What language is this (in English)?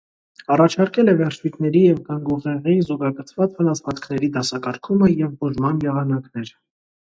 Armenian